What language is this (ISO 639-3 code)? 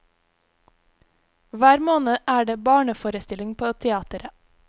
nor